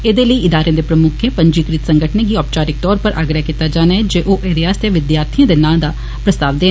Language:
Dogri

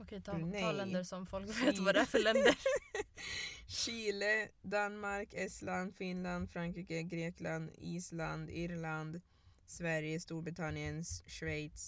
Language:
Swedish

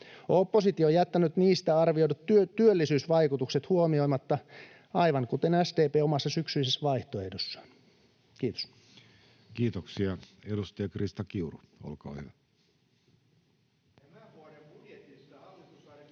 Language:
Finnish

